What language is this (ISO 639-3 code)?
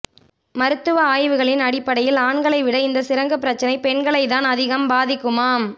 tam